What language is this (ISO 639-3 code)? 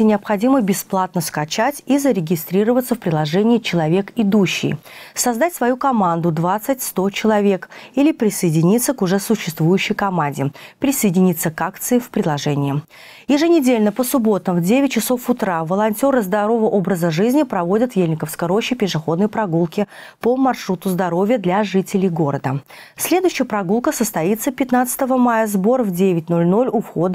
rus